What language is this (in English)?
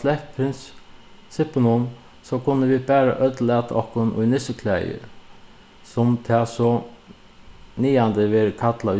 Faroese